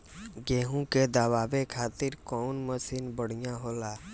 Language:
Bhojpuri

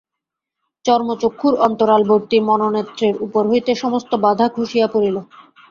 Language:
Bangla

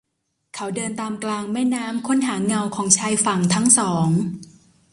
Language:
Thai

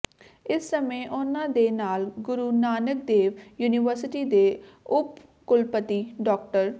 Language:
Punjabi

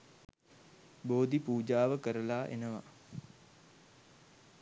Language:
Sinhala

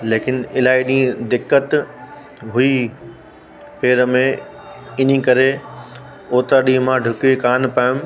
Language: Sindhi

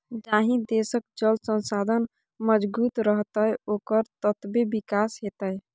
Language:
Maithili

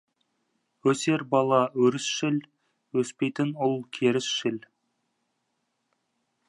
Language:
Kazakh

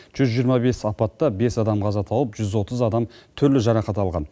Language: Kazakh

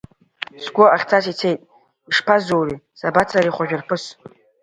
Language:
Abkhazian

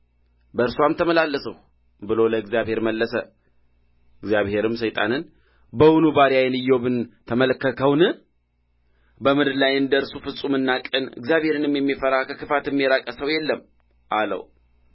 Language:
Amharic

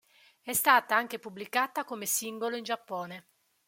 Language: Italian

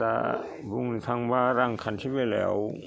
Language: Bodo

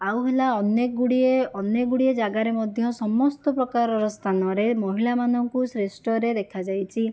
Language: Odia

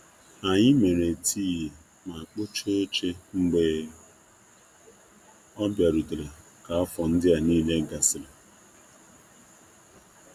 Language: Igbo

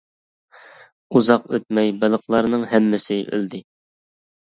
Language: Uyghur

